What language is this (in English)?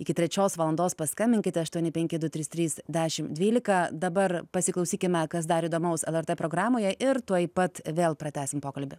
Lithuanian